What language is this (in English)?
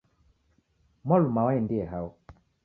Taita